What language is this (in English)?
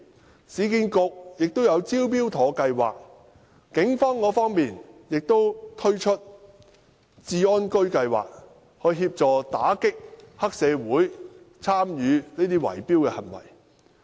Cantonese